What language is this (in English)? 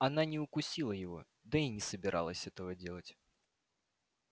Russian